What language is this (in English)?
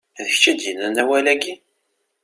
Kabyle